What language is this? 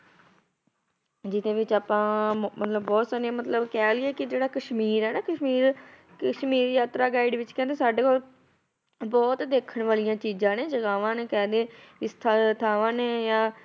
Punjabi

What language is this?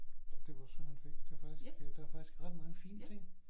Danish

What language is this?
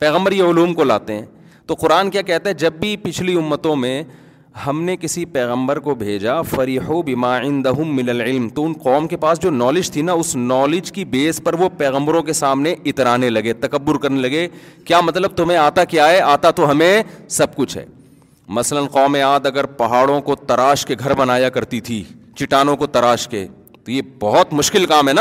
Urdu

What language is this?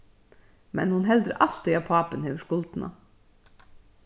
Faroese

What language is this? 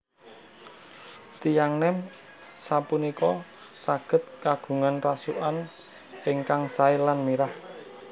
Javanese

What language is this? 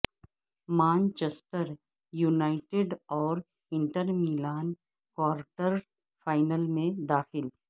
Urdu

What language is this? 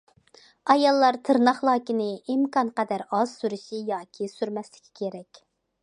Uyghur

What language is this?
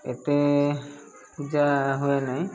Odia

